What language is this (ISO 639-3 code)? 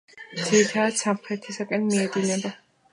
kat